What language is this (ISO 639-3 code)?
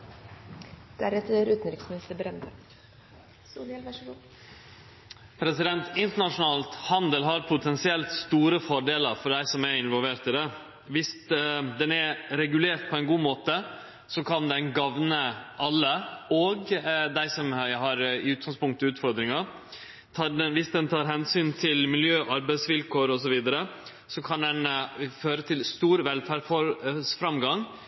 nno